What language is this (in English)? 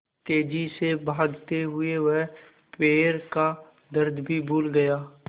Hindi